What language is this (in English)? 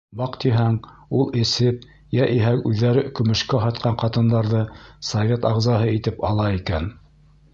Bashkir